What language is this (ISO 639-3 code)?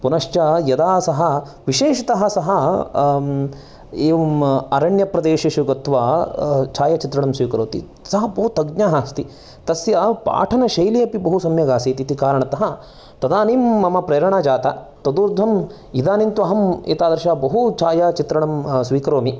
san